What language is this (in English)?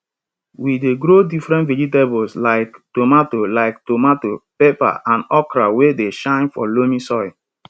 Nigerian Pidgin